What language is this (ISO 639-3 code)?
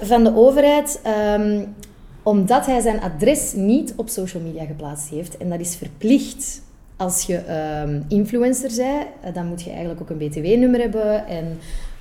nld